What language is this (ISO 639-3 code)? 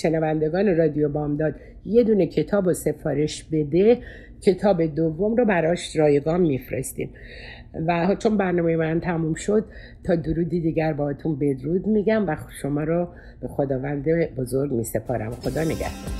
fas